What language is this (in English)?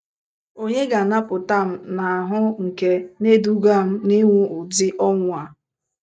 Igbo